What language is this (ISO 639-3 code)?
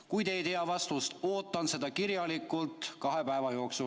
est